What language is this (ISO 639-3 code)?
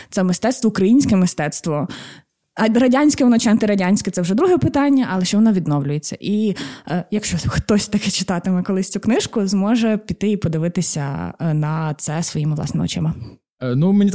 ukr